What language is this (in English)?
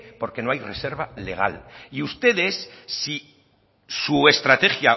Spanish